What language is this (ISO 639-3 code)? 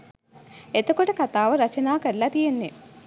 sin